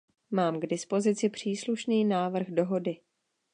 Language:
Czech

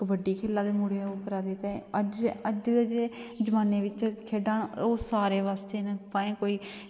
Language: Dogri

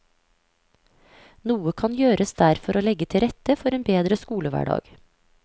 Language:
Norwegian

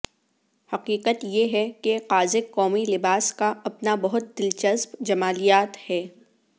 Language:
Urdu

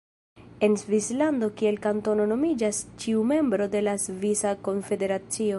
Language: Esperanto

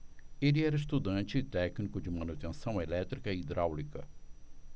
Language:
Portuguese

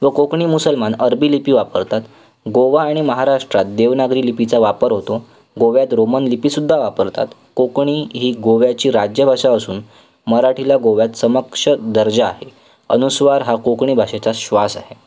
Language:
Marathi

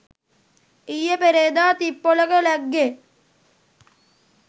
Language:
Sinhala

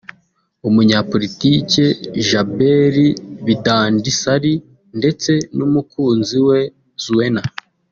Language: Kinyarwanda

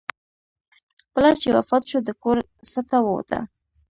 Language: Pashto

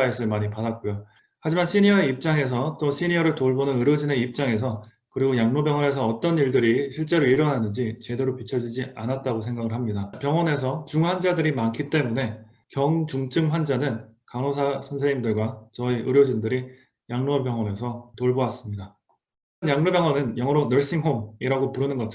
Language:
Korean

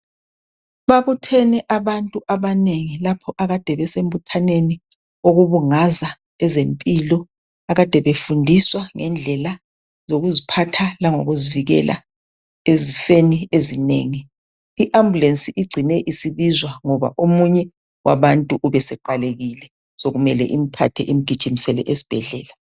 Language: North Ndebele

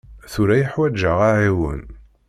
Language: Kabyle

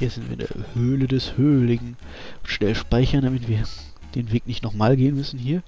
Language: German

